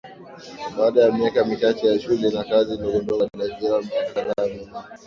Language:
Swahili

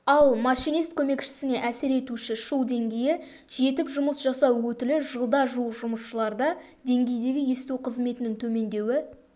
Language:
Kazakh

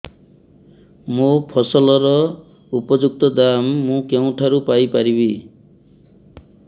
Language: Odia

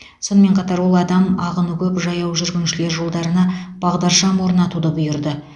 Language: Kazakh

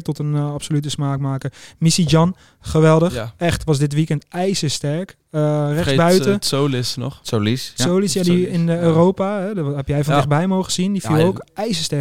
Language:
Dutch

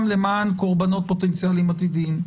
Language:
Hebrew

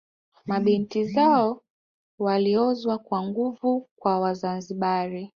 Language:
Swahili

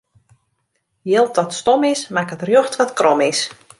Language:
Western Frisian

